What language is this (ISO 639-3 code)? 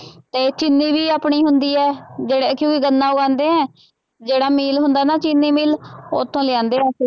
pan